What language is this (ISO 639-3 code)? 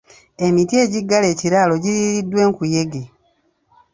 lug